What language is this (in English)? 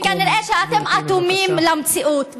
Hebrew